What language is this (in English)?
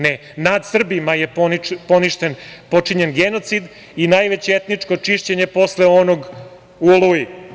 Serbian